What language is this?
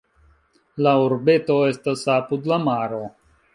Esperanto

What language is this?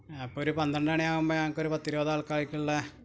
Malayalam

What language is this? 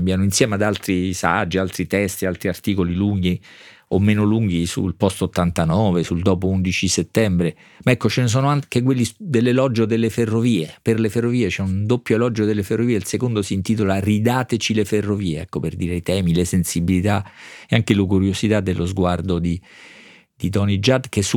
Italian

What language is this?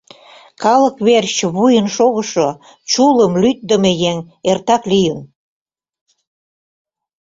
Mari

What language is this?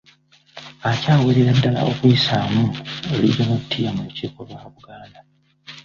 Ganda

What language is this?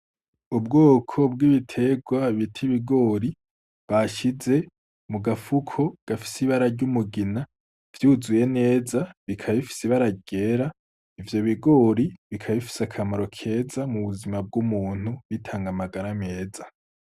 Rundi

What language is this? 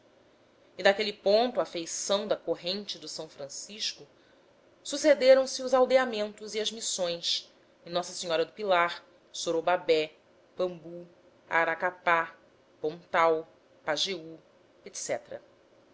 Portuguese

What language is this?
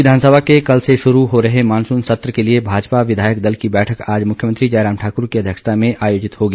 Hindi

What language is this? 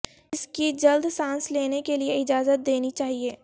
Urdu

